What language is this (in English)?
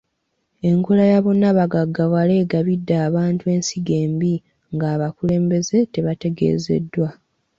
Ganda